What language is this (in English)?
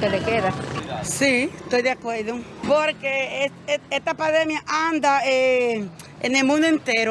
Spanish